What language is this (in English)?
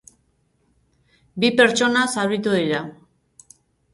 Basque